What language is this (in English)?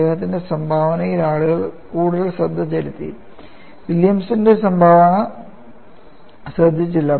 Malayalam